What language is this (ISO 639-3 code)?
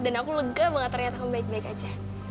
ind